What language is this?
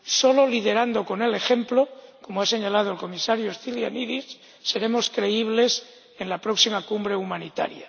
Spanish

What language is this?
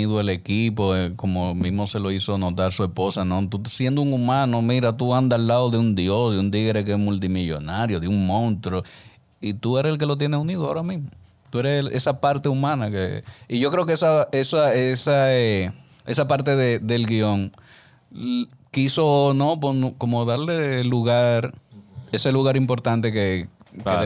Spanish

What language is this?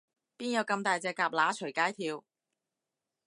Cantonese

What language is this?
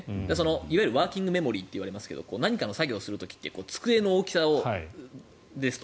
Japanese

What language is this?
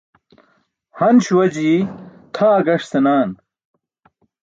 Burushaski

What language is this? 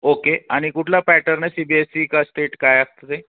Marathi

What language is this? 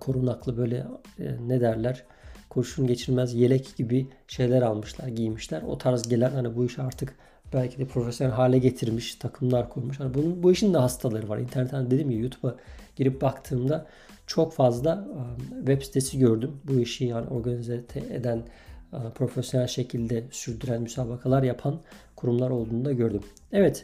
Turkish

